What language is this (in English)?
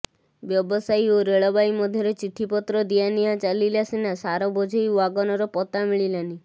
Odia